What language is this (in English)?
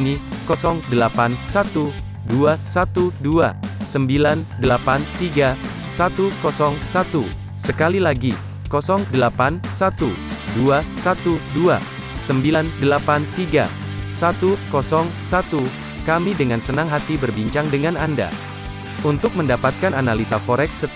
Indonesian